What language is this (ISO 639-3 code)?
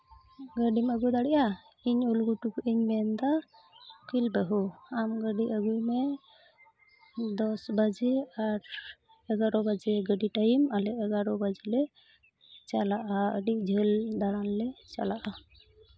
sat